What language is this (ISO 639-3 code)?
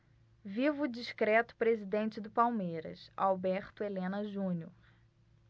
por